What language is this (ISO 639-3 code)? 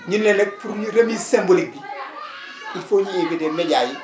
wol